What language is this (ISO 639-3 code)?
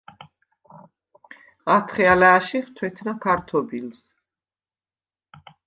sva